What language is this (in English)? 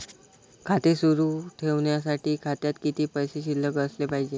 Marathi